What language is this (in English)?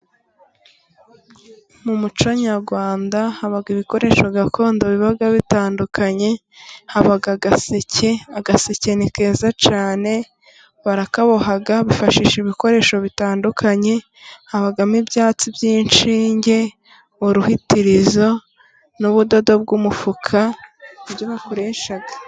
Kinyarwanda